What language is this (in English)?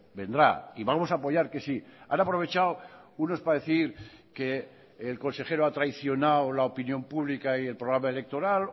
Spanish